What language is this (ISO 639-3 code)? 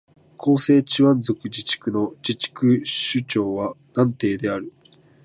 jpn